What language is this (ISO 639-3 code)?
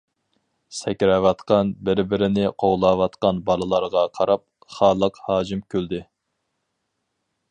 uig